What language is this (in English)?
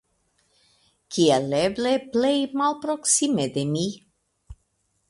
Esperanto